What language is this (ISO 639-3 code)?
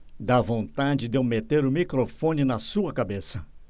por